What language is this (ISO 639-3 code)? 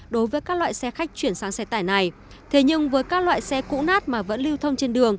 vie